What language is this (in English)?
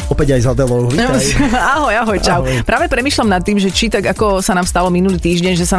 Slovak